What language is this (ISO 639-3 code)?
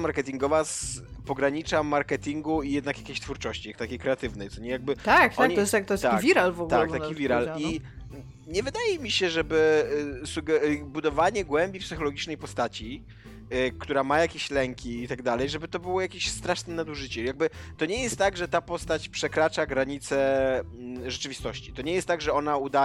pol